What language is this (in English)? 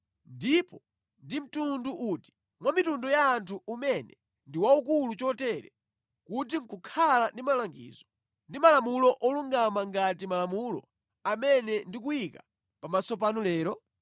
Nyanja